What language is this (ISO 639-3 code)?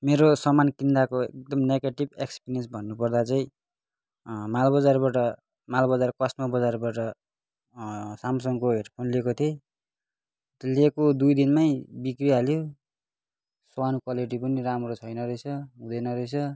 nep